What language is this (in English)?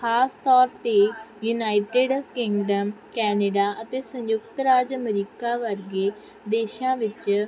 Punjabi